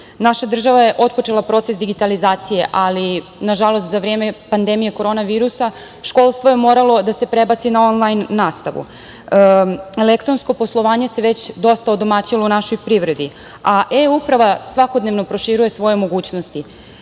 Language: Serbian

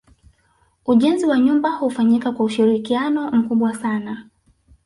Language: Swahili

